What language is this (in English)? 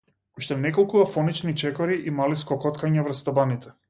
Macedonian